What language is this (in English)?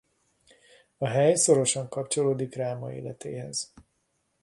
Hungarian